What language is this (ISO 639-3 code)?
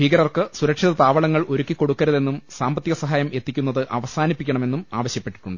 mal